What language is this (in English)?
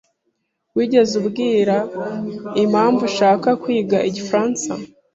Kinyarwanda